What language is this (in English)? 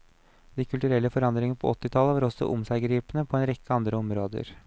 Norwegian